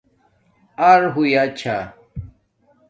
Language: Domaaki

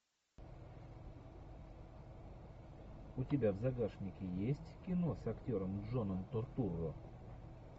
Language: Russian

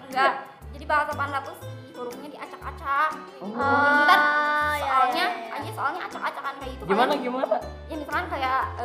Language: Indonesian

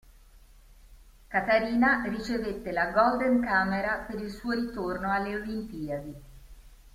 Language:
Italian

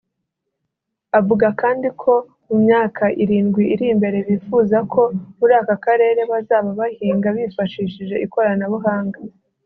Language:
Kinyarwanda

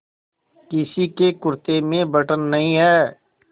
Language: Hindi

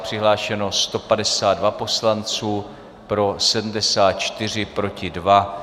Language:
Czech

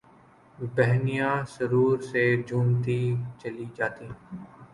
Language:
Urdu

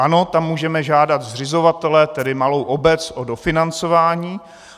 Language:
Czech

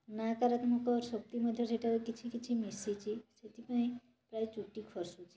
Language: Odia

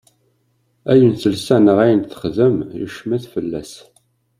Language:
Kabyle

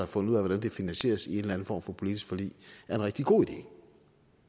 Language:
Danish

